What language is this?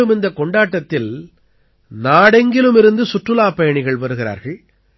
Tamil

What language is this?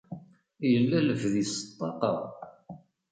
Kabyle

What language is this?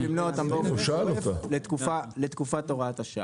Hebrew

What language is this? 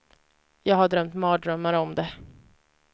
Swedish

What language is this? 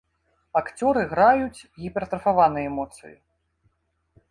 Belarusian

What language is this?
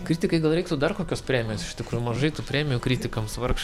Lithuanian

